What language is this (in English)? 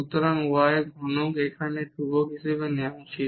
Bangla